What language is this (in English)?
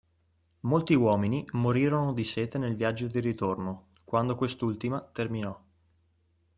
Italian